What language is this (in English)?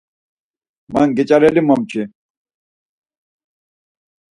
Laz